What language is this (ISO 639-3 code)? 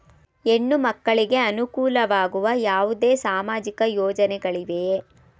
kan